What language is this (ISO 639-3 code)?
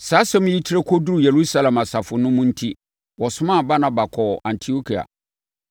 aka